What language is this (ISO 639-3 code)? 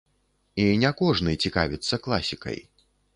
bel